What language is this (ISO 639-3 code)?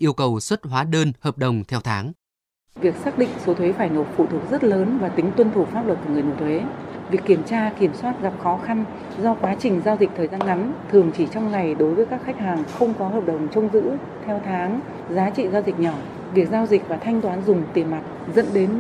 vie